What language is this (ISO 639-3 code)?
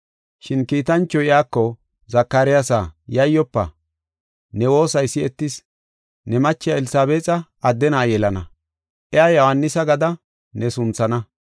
gof